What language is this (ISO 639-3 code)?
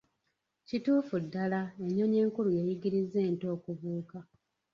lug